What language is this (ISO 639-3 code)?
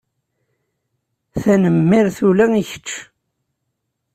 kab